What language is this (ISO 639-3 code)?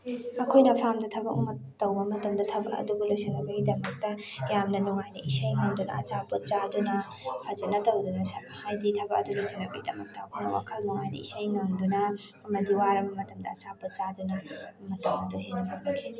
mni